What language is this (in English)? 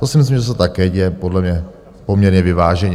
Czech